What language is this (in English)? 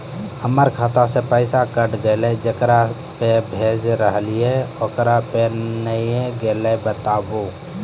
Maithili